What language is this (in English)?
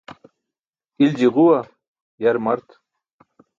Burushaski